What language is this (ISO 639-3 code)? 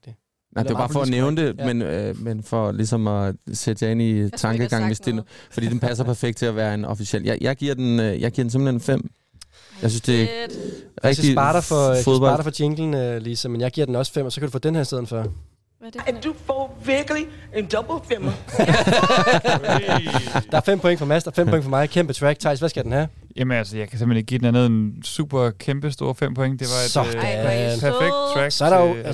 dan